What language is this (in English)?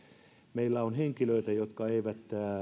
Finnish